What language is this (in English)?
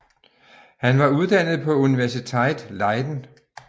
Danish